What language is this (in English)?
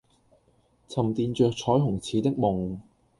Cantonese